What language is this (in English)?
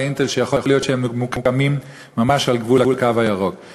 Hebrew